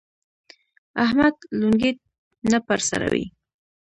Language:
Pashto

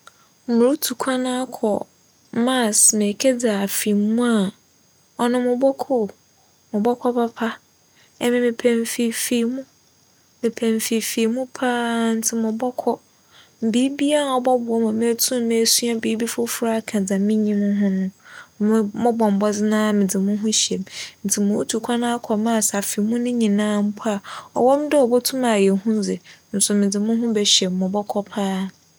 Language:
Akan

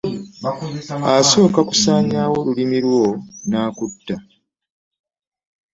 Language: Ganda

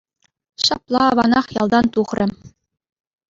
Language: Chuvash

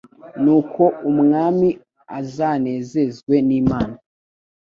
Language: Kinyarwanda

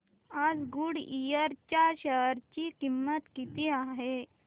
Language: Marathi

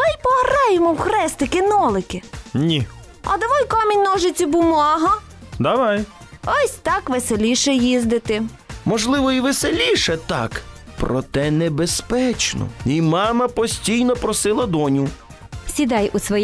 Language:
Ukrainian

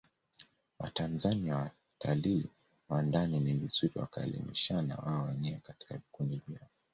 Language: Swahili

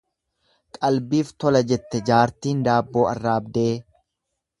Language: Oromo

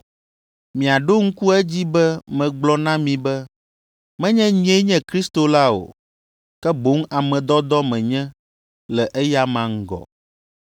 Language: Ewe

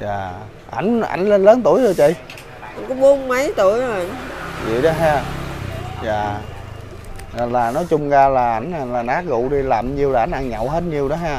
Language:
Vietnamese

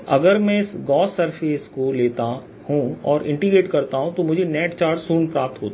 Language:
Hindi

